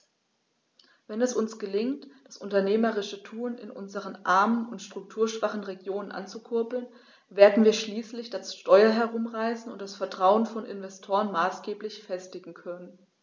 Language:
German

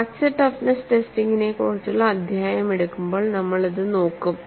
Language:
Malayalam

